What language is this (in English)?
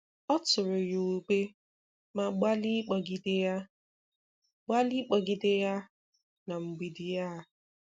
Igbo